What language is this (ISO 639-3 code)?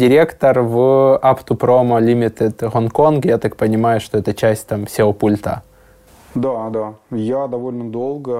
rus